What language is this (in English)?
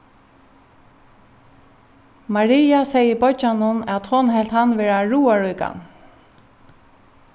Faroese